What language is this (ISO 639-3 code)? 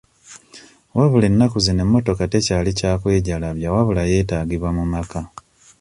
lug